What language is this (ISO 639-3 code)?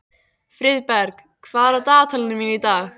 isl